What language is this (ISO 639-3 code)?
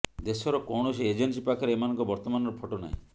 ori